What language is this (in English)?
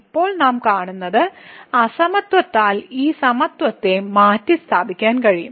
Malayalam